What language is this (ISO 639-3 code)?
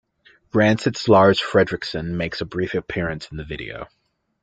eng